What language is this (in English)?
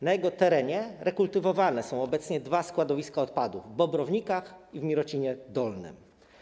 Polish